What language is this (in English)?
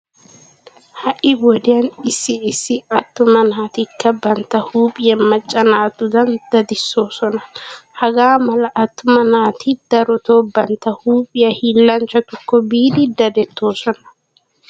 Wolaytta